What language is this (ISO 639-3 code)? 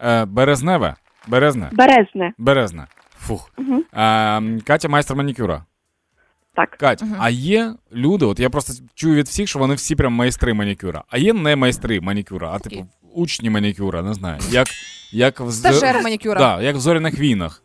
ukr